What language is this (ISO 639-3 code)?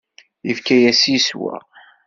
kab